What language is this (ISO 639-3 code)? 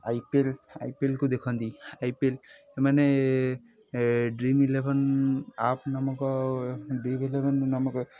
ori